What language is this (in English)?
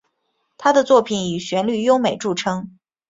Chinese